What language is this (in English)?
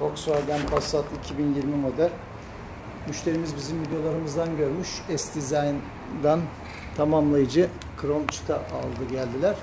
Turkish